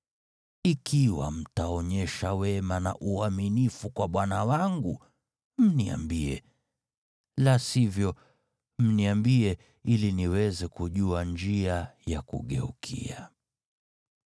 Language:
Swahili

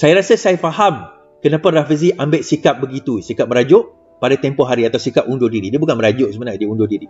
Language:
Malay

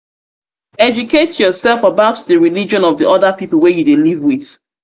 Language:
Nigerian Pidgin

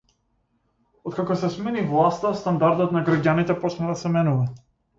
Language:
Macedonian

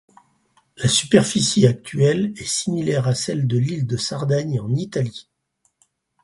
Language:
French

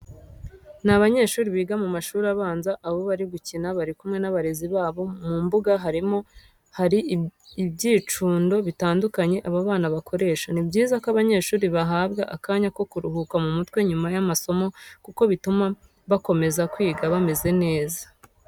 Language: Kinyarwanda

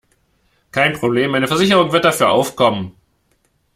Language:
German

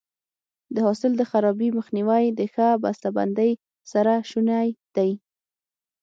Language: Pashto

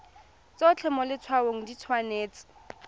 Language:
Tswana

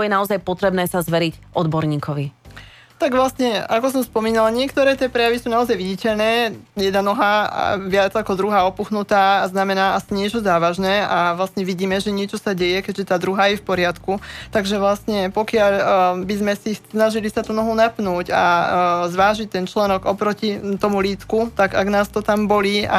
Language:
Slovak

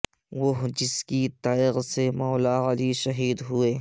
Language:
Urdu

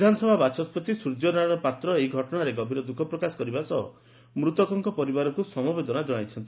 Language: Odia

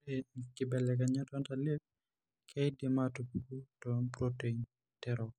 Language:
Masai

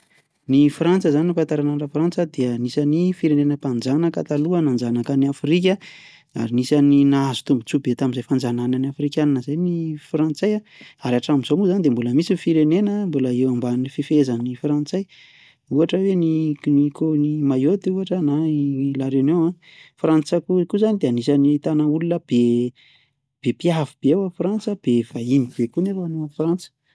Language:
Malagasy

